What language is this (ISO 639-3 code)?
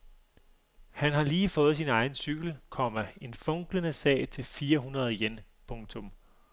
dan